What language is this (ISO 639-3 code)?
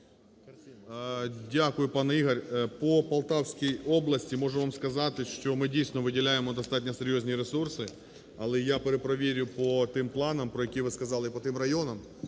ukr